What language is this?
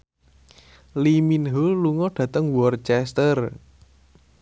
Javanese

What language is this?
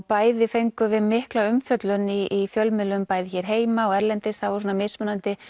Icelandic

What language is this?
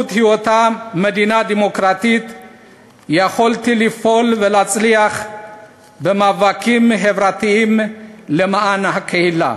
Hebrew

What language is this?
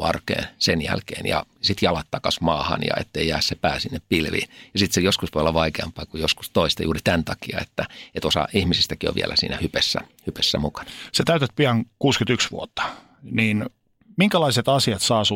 Finnish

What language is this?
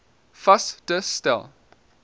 Afrikaans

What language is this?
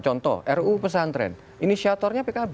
Indonesian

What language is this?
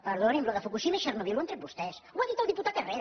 Catalan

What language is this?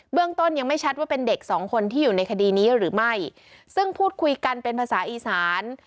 Thai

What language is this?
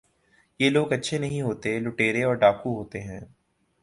Urdu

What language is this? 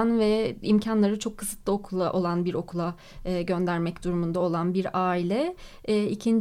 Turkish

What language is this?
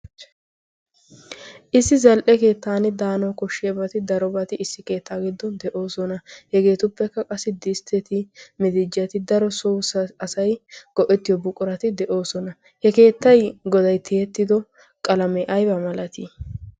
Wolaytta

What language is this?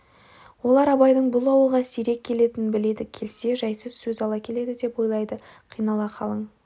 Kazakh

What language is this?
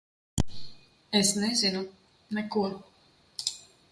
Latvian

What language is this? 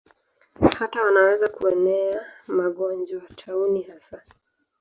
Swahili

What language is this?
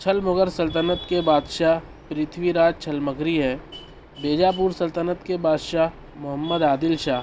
Urdu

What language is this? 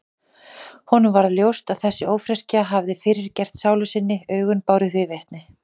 Icelandic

